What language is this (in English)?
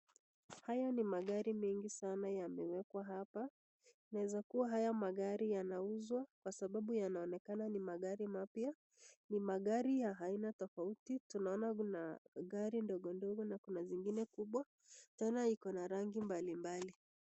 Swahili